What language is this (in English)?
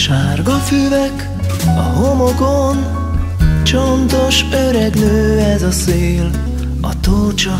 Hungarian